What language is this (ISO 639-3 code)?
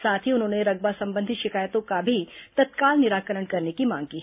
hin